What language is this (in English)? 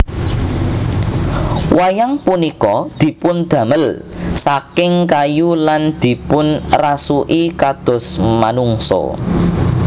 Javanese